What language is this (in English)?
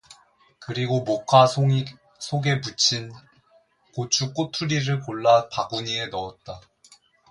Korean